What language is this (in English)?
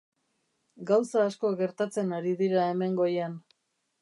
Basque